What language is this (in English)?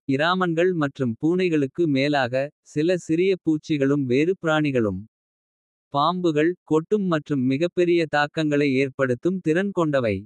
Kota (India)